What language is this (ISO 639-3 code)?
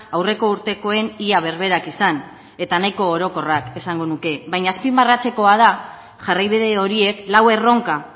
eus